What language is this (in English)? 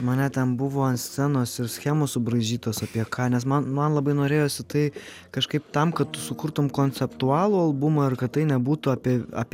Lithuanian